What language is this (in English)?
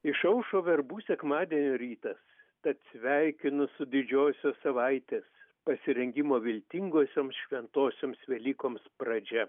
Lithuanian